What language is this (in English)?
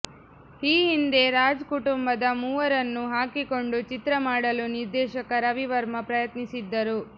Kannada